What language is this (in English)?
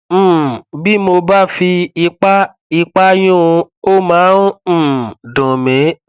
Yoruba